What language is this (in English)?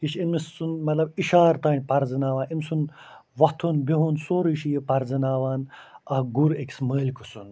Kashmiri